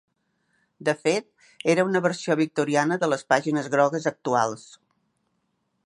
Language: Catalan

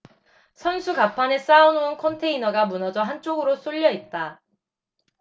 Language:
Korean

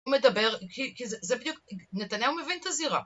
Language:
Hebrew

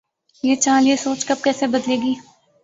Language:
Urdu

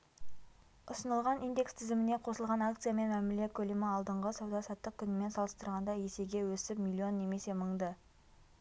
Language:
Kazakh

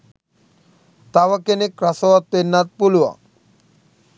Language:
Sinhala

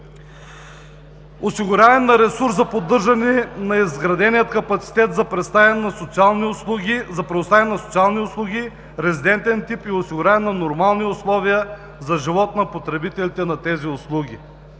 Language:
Bulgarian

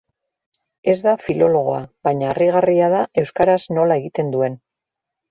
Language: Basque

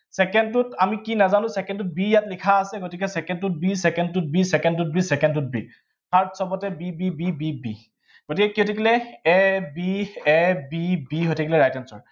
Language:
Assamese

